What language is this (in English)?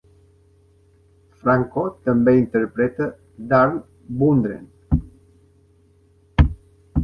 Catalan